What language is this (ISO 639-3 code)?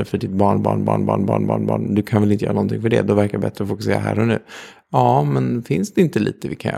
swe